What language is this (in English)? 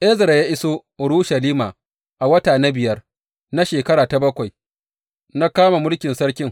Hausa